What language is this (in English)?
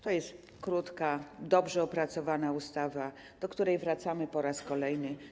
Polish